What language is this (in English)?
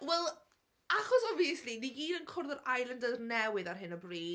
Welsh